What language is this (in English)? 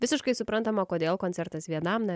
Lithuanian